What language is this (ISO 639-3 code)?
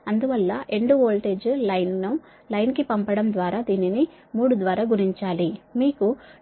tel